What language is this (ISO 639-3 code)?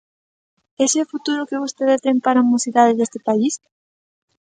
glg